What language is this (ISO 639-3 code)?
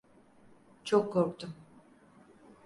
tur